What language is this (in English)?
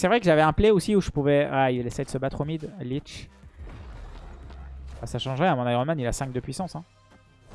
French